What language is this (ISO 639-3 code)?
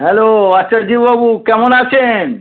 ben